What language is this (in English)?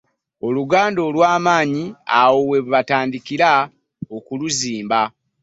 Ganda